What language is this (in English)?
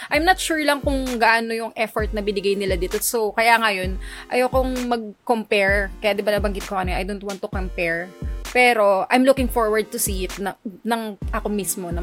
Filipino